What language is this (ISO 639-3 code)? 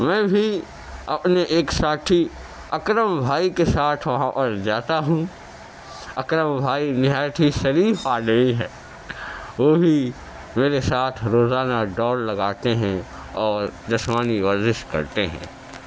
urd